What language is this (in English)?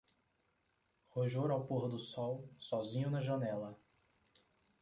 Portuguese